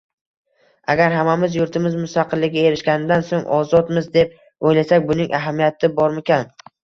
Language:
Uzbek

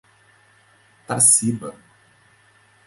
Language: Portuguese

